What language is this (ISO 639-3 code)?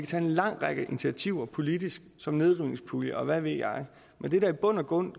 dan